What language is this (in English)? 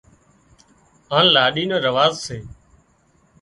Wadiyara Koli